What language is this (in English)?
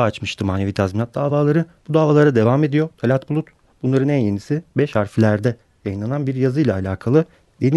Turkish